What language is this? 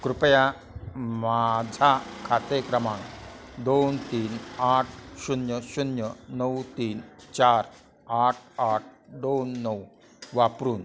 Marathi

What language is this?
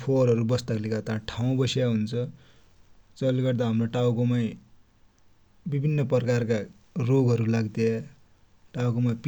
Dotyali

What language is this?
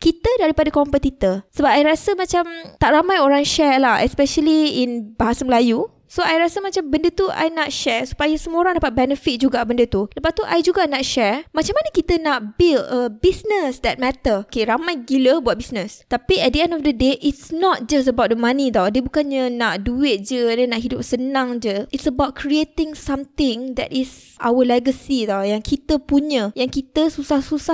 Malay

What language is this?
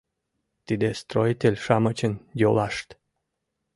Mari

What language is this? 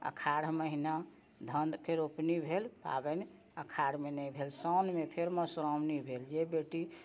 Maithili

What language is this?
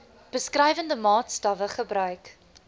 Afrikaans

